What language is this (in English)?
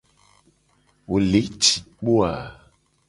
Gen